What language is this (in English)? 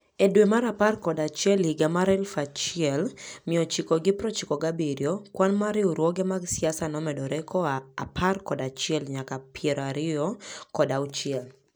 Luo (Kenya and Tanzania)